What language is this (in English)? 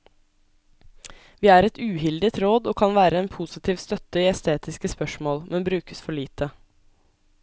Norwegian